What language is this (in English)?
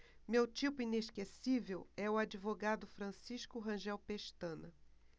Portuguese